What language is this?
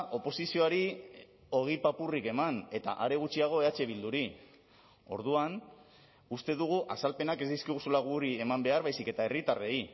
Basque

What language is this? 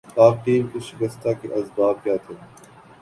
Urdu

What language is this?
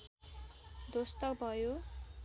Nepali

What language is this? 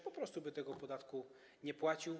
Polish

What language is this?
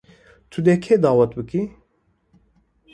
Kurdish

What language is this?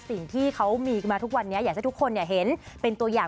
Thai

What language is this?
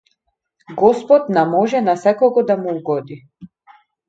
Macedonian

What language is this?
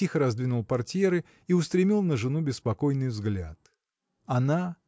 Russian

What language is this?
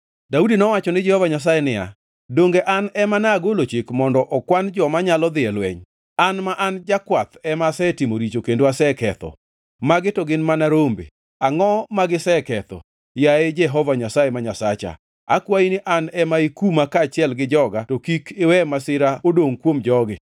Luo (Kenya and Tanzania)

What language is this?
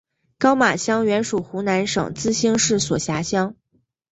Chinese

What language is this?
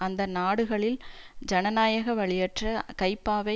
Tamil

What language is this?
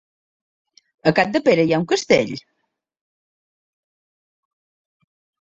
Catalan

